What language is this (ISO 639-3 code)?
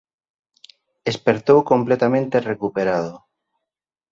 glg